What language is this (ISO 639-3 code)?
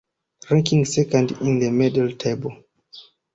eng